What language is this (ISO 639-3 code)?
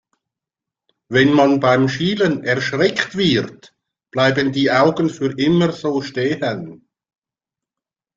deu